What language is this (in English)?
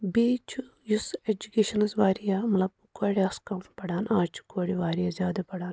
Kashmiri